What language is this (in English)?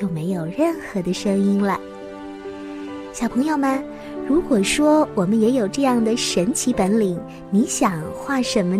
Chinese